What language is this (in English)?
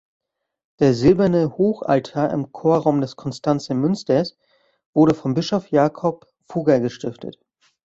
German